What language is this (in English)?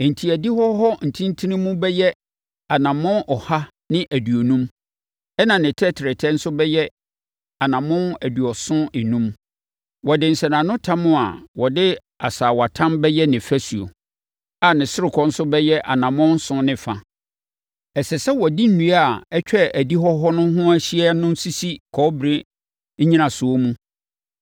Akan